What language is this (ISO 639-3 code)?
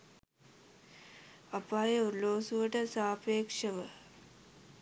sin